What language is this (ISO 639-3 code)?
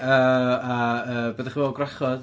cym